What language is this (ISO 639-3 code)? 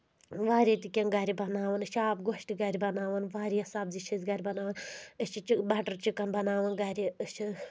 kas